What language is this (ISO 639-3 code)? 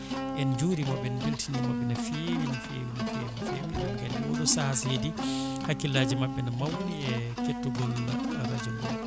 ful